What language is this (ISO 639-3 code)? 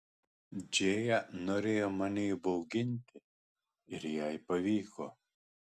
lit